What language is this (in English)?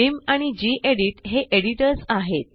Marathi